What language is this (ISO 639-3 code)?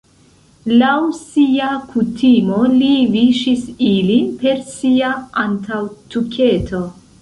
epo